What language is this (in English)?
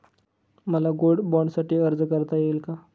Marathi